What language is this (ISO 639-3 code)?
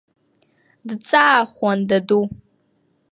abk